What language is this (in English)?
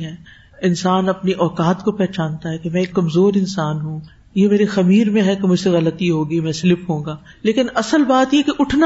Urdu